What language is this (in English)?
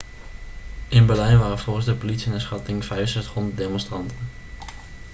Dutch